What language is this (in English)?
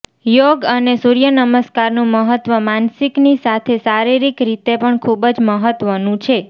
Gujarati